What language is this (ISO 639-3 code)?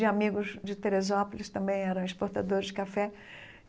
por